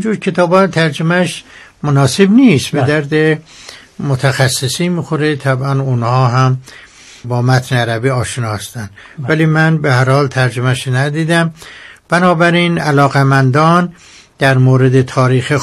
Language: Persian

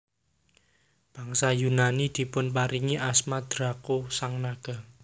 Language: Javanese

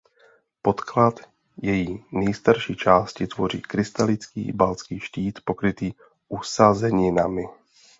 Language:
Czech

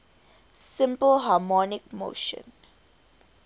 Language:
English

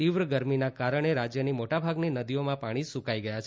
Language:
Gujarati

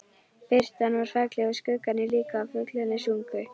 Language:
Icelandic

